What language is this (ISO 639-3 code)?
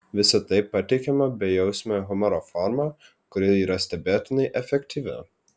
lit